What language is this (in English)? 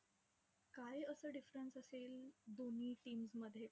Marathi